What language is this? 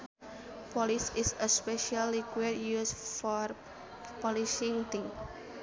Sundanese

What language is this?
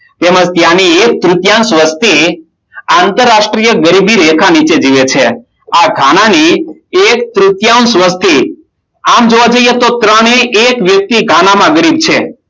Gujarati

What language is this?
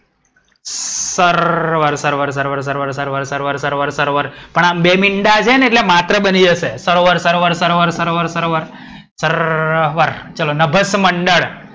Gujarati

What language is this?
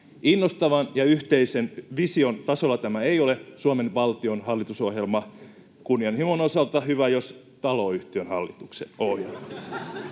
Finnish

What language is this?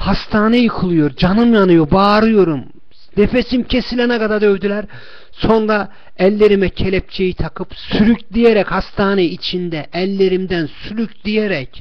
Turkish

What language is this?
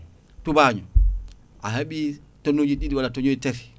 Fula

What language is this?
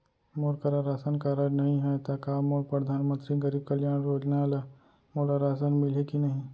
Chhattisgarhi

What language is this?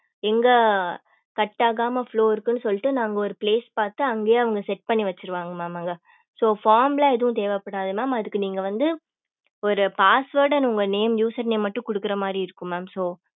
Tamil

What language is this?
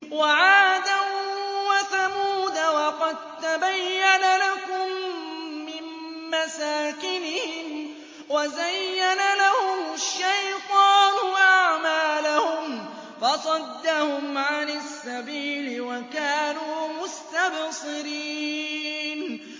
Arabic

